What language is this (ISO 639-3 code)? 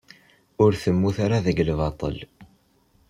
kab